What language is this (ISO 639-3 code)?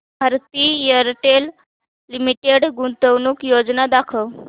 mar